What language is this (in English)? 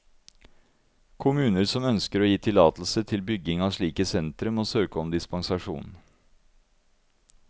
Norwegian